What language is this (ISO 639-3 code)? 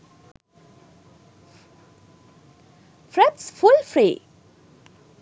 sin